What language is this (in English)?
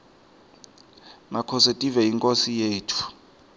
Swati